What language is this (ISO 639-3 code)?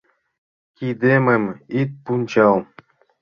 chm